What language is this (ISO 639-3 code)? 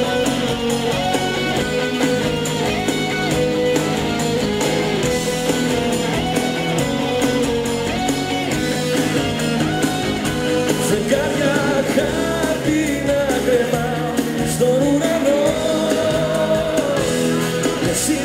ell